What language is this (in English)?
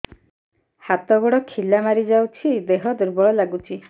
Odia